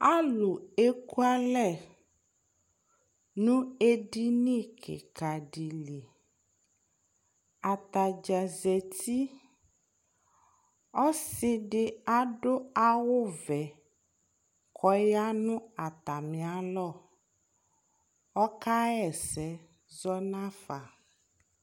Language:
Ikposo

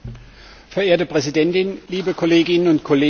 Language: German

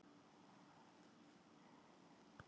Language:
Icelandic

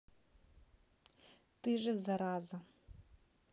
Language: Russian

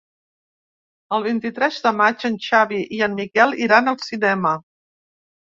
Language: Catalan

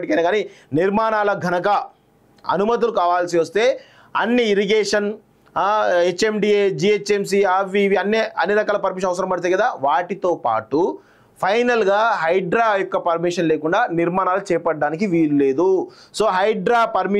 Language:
Telugu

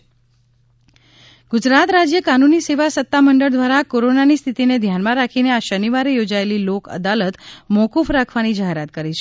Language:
Gujarati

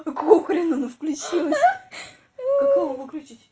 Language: Russian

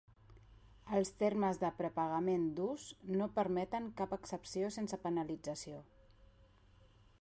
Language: Catalan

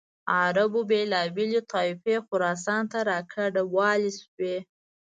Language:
Pashto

